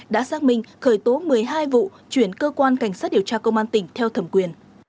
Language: Vietnamese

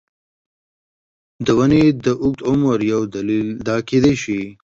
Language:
Pashto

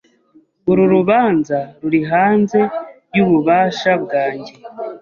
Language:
Kinyarwanda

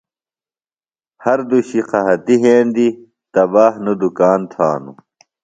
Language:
Phalura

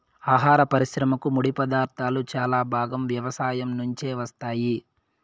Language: Telugu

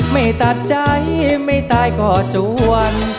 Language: Thai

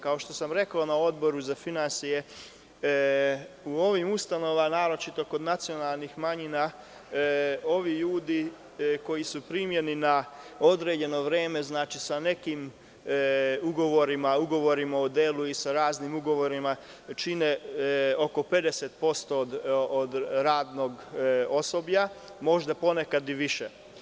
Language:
Serbian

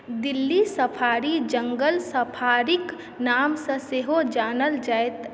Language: Maithili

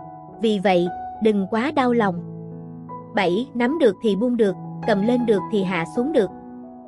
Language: Vietnamese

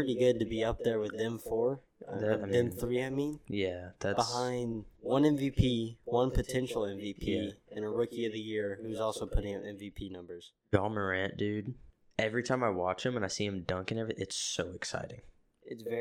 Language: English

